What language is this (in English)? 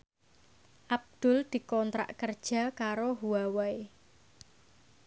Javanese